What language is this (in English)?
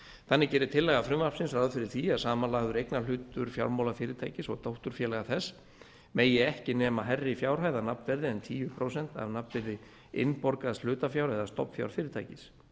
Icelandic